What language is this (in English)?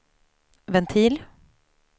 Swedish